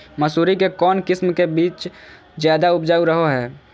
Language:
Magahi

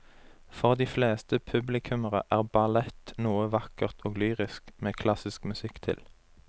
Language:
Norwegian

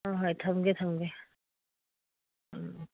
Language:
Manipuri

